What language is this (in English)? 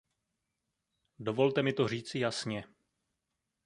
Czech